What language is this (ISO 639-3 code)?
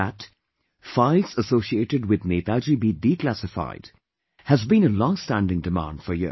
eng